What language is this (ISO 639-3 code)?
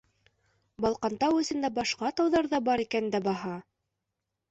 bak